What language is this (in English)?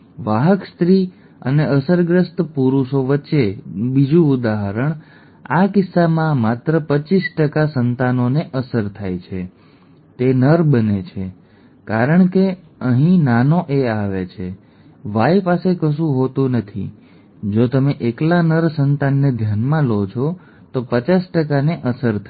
Gujarati